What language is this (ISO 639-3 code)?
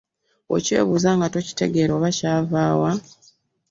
lug